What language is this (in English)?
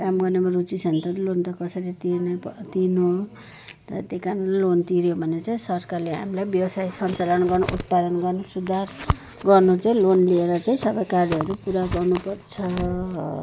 Nepali